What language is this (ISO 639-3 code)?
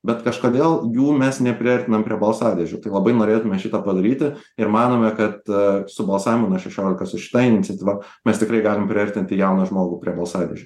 lit